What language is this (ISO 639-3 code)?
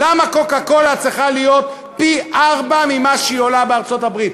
heb